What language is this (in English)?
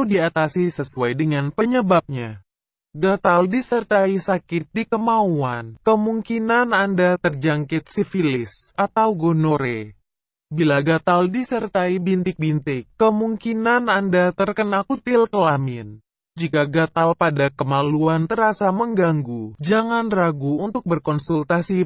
Indonesian